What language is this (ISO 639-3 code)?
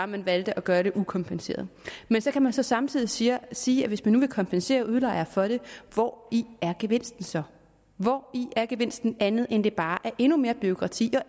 dan